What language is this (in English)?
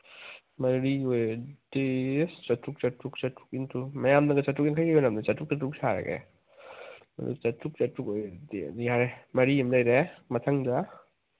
Manipuri